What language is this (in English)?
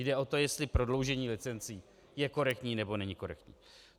Czech